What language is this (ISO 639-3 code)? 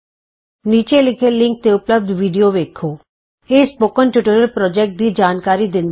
pan